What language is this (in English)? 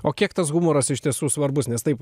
Lithuanian